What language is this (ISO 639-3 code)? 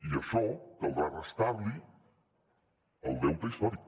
cat